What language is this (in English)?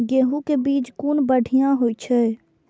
Maithili